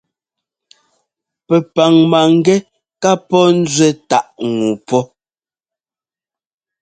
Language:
Ngomba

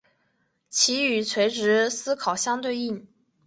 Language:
Chinese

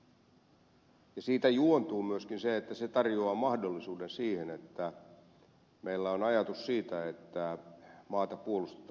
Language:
Finnish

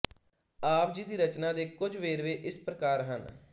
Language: Punjabi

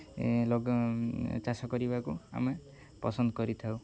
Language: Odia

